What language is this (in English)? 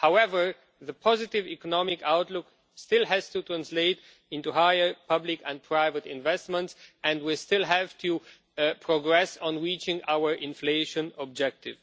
English